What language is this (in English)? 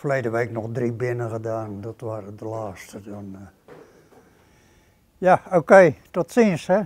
Dutch